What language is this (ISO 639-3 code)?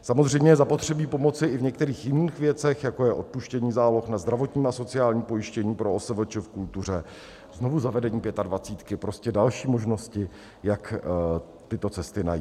ces